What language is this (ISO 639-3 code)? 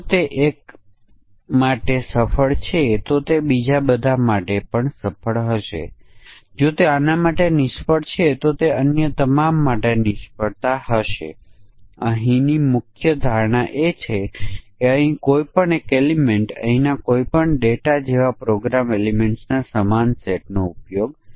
guj